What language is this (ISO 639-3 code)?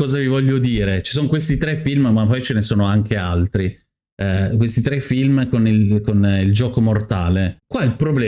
ita